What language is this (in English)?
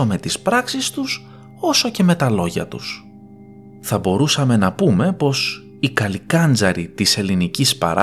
Greek